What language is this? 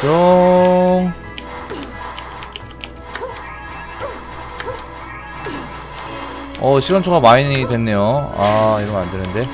Korean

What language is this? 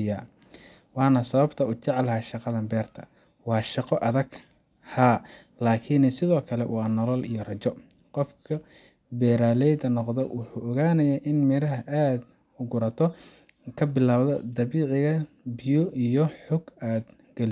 Somali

